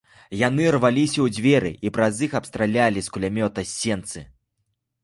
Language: Belarusian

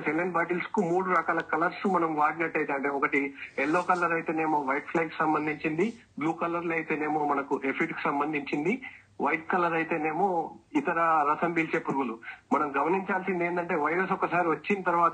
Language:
Telugu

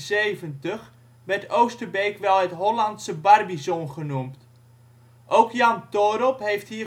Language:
Dutch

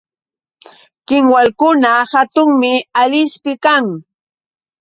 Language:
Yauyos Quechua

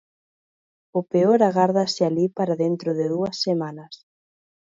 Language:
Galician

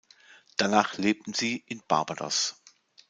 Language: German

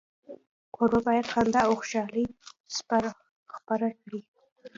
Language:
Pashto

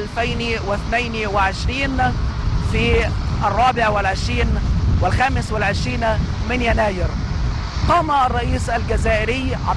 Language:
Arabic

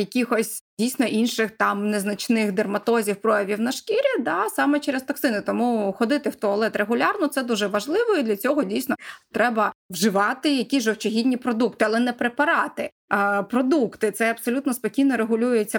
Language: Ukrainian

